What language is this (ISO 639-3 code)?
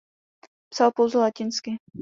ces